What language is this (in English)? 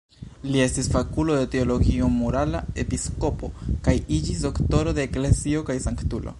Esperanto